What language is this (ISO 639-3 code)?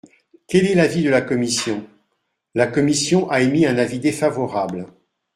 fra